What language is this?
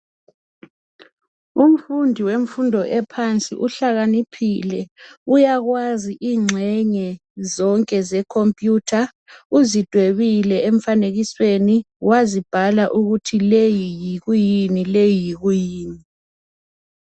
North Ndebele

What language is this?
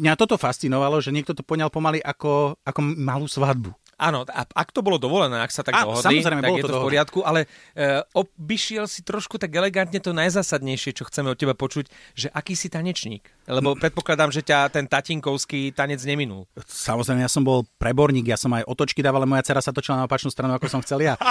Slovak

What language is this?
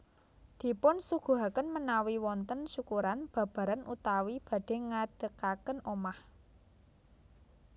Javanese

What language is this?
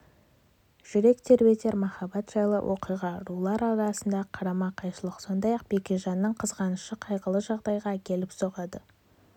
Kazakh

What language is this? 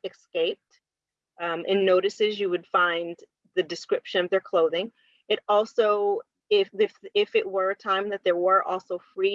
English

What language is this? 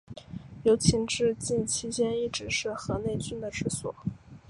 Chinese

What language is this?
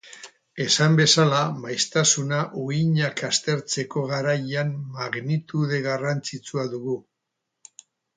Basque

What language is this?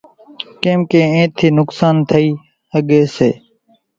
Kachi Koli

